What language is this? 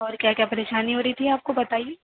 Urdu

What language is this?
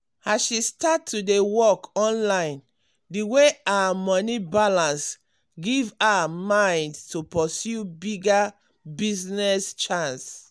Nigerian Pidgin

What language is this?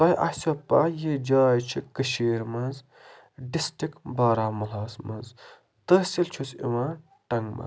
Kashmiri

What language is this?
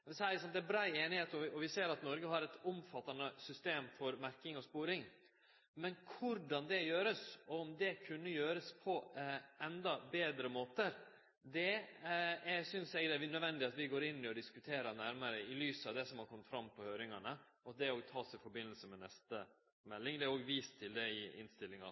Norwegian Nynorsk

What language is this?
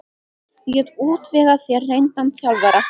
Icelandic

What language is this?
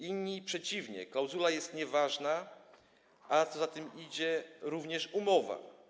Polish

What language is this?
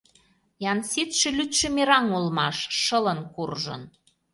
Mari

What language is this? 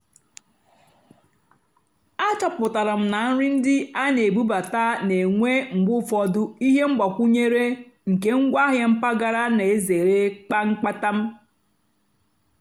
Igbo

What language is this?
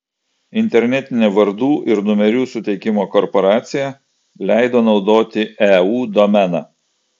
Lithuanian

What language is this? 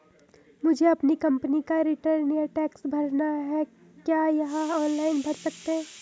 Hindi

